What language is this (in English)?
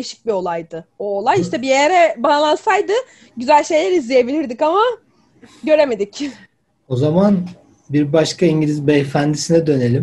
Turkish